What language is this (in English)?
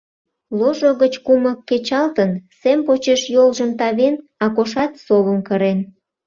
Mari